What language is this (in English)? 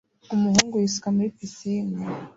Kinyarwanda